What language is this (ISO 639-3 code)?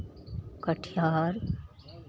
mai